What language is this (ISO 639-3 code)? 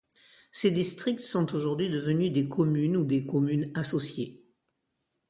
fra